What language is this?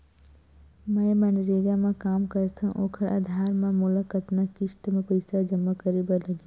Chhattisgarhi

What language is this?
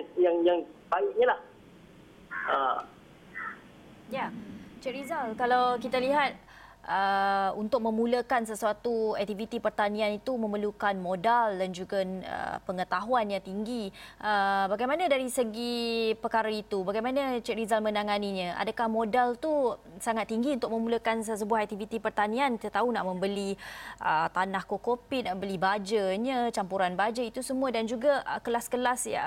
Malay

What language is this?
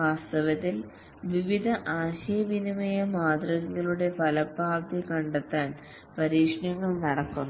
Malayalam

